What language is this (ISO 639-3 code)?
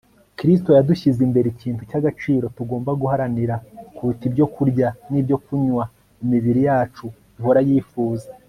kin